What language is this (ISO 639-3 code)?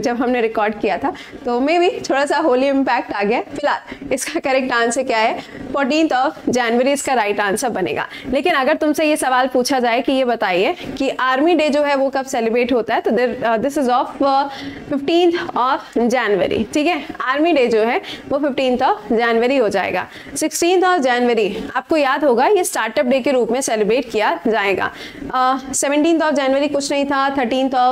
hin